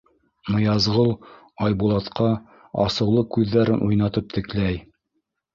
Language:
Bashkir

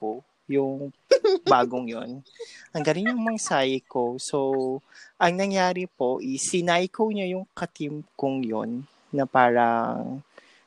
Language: Filipino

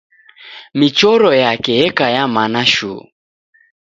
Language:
Taita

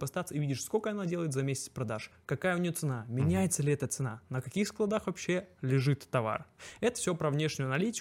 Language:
Russian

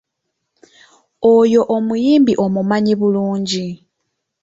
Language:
Ganda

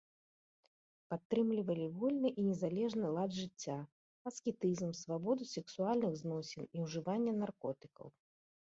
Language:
Belarusian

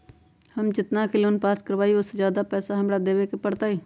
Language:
Magahi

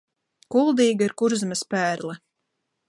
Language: Latvian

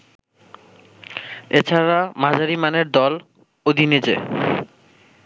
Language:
Bangla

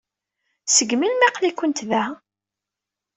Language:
Kabyle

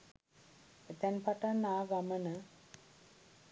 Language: Sinhala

